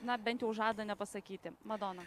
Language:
Lithuanian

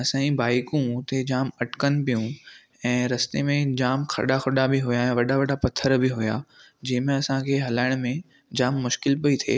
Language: Sindhi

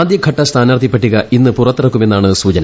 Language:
Malayalam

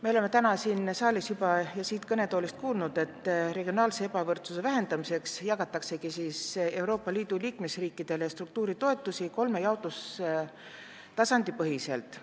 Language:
Estonian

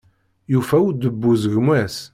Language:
Kabyle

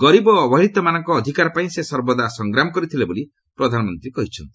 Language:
Odia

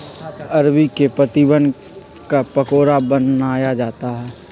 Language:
Magahi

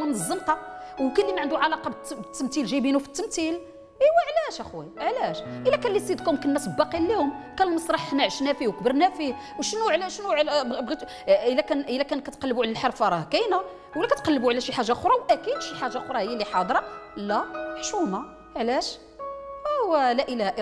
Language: Arabic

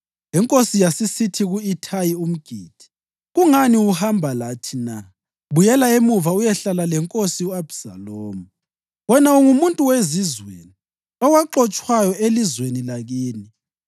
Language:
North Ndebele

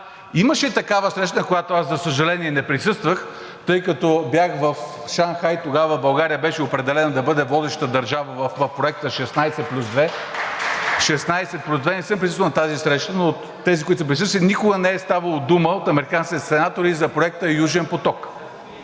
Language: Bulgarian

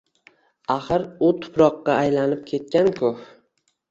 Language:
Uzbek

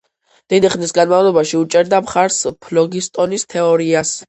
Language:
Georgian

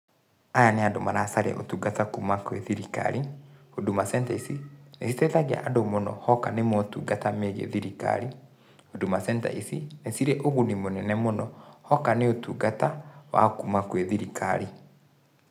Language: Kikuyu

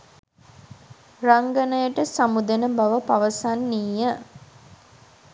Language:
Sinhala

